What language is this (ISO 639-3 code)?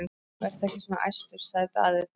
isl